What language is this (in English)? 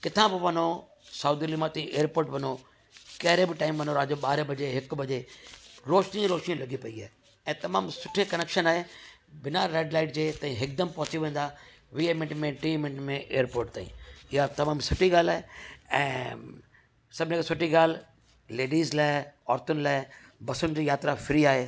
Sindhi